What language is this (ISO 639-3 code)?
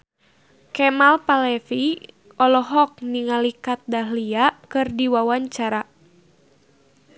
sun